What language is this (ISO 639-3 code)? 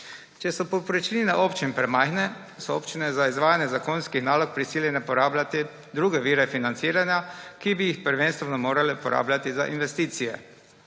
slv